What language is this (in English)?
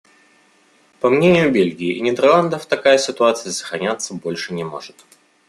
Russian